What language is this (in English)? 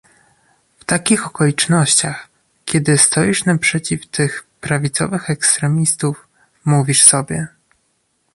Polish